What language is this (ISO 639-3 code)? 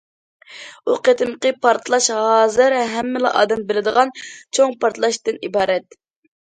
uig